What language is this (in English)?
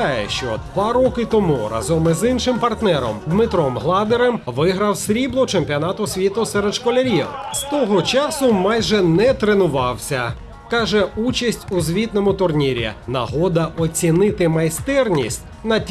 Ukrainian